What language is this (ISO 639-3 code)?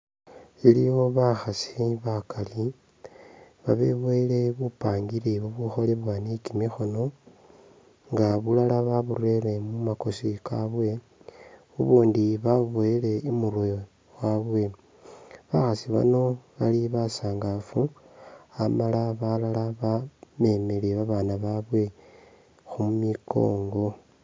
myx